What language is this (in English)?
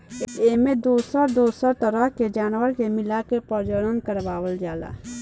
Bhojpuri